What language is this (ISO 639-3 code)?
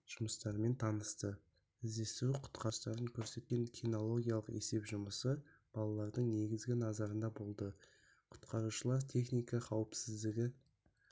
kaz